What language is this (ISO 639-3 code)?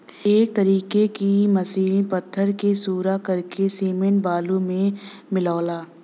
bho